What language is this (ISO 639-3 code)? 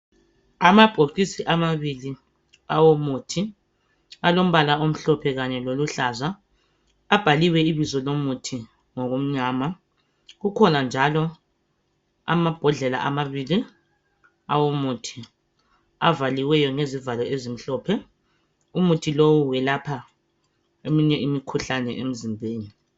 nde